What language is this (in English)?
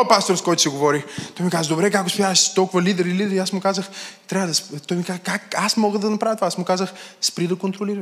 Bulgarian